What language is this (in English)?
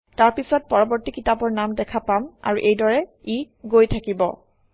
Assamese